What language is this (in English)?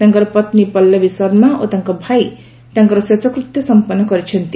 Odia